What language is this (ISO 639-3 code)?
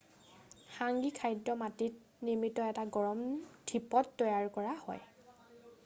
asm